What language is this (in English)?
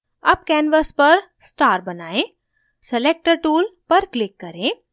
Hindi